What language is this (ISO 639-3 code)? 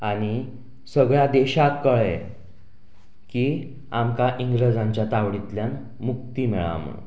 kok